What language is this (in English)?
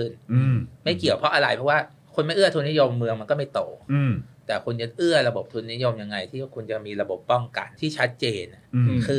Thai